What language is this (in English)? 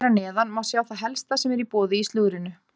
Icelandic